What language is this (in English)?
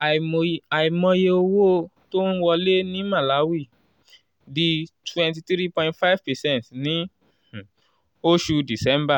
Yoruba